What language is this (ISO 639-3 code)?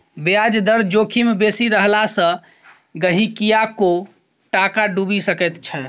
mai